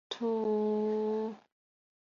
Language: Chinese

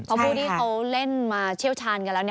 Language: Thai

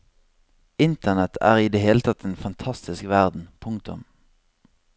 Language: Norwegian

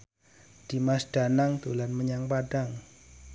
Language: Javanese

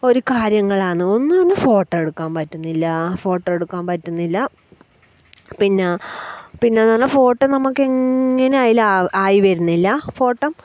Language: Malayalam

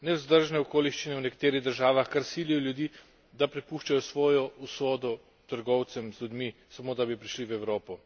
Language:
Slovenian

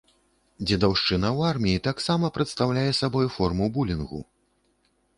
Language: Belarusian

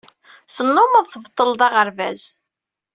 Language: Kabyle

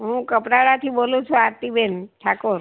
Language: Gujarati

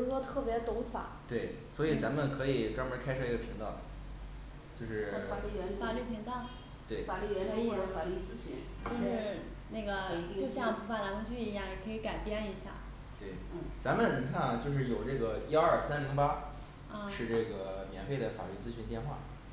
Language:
Chinese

